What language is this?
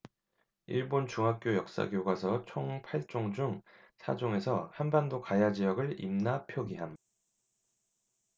Korean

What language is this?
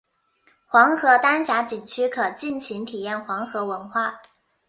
Chinese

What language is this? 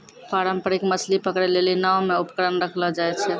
Maithili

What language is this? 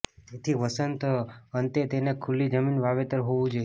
Gujarati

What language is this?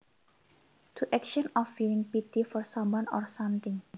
Javanese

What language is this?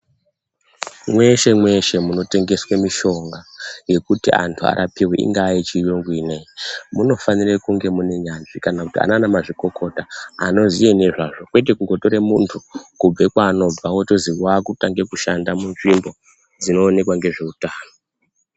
Ndau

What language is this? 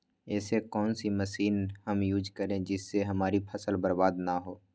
Magahi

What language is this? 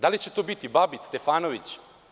Serbian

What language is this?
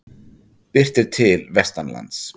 Icelandic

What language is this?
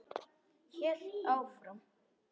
Icelandic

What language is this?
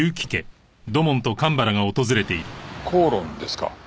Japanese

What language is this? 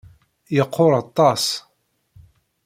Kabyle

